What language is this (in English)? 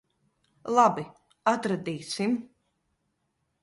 Latvian